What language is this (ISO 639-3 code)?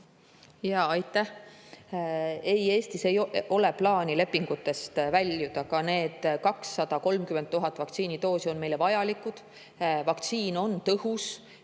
est